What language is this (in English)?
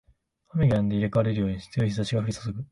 Japanese